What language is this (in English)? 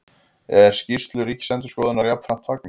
Icelandic